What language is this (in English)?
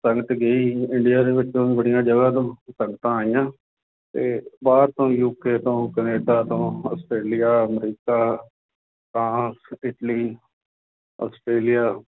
Punjabi